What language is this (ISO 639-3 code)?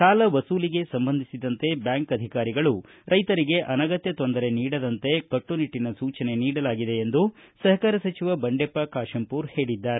kan